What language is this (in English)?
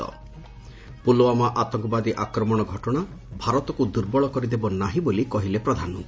Odia